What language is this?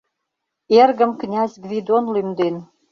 Mari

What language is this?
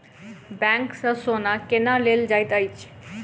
Maithili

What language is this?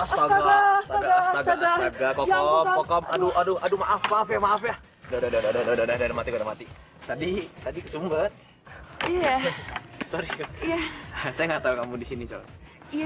Indonesian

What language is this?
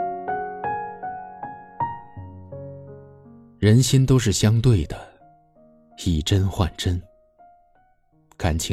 Chinese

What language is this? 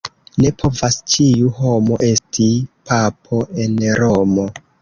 Esperanto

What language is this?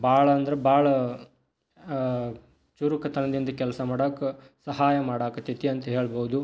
Kannada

